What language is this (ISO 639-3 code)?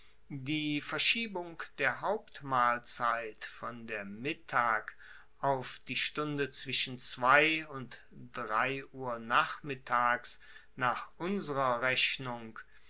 deu